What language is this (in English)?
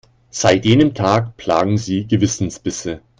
German